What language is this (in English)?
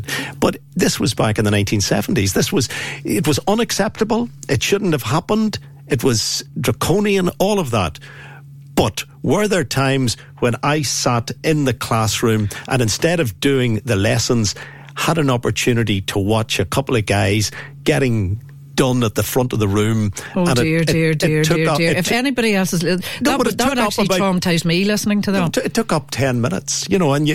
English